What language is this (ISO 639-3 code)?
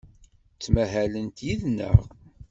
kab